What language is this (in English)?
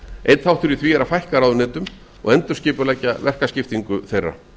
Icelandic